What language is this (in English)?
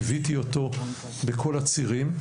Hebrew